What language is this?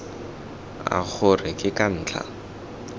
Tswana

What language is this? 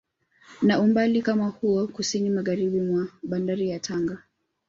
Swahili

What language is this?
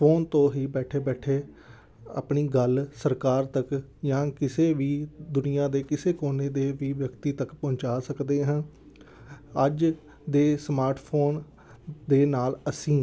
Punjabi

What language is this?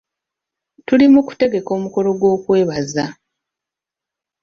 Ganda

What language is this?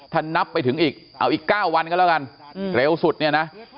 Thai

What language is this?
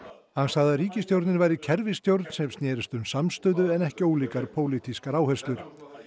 Icelandic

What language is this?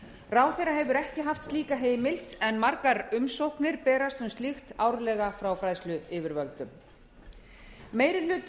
Icelandic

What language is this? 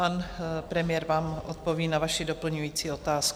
Czech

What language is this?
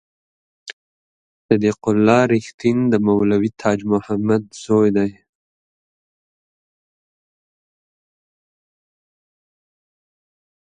Pashto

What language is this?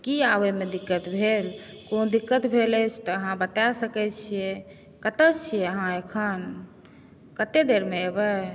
Maithili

